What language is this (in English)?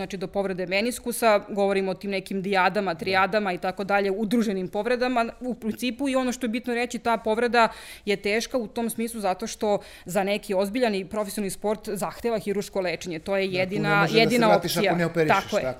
Croatian